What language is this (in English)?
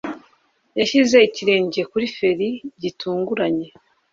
Kinyarwanda